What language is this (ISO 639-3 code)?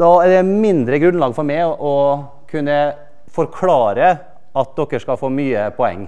nor